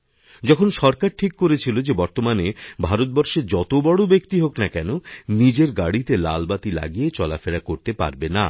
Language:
Bangla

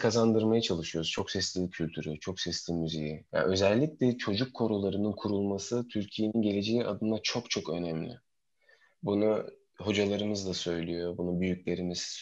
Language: Turkish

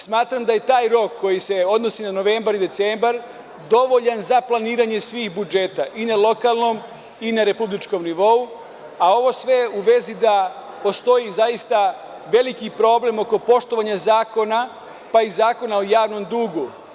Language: Serbian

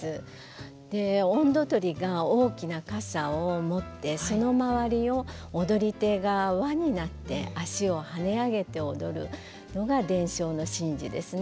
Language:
Japanese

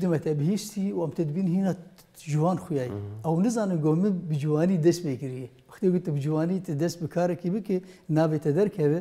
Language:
Arabic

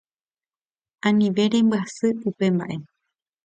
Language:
Guarani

